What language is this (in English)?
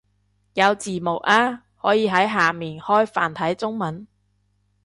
Cantonese